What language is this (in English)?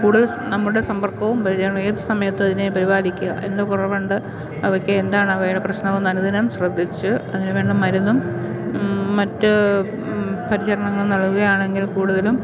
Malayalam